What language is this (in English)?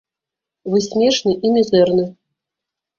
Belarusian